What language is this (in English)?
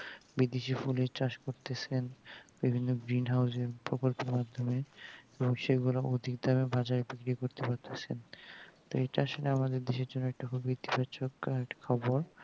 Bangla